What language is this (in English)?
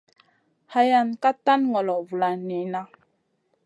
Masana